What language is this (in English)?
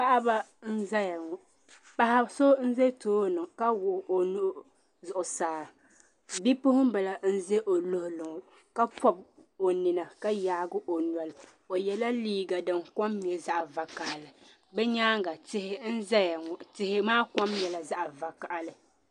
Dagbani